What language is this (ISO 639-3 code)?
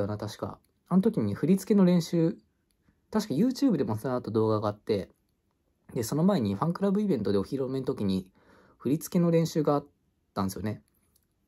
jpn